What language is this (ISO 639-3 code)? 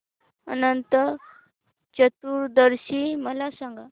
mar